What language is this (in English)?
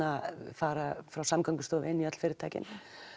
Icelandic